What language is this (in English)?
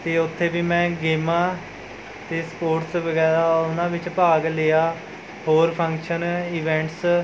Punjabi